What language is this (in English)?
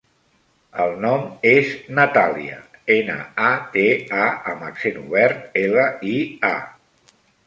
Catalan